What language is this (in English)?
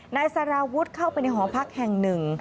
Thai